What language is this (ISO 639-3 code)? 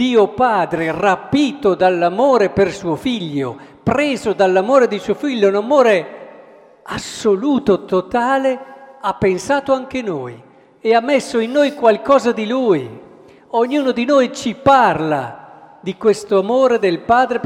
ita